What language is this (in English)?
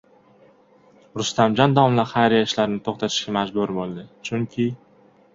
Uzbek